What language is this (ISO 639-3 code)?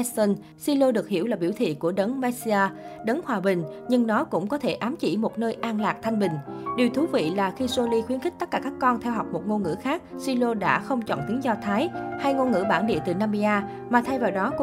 vie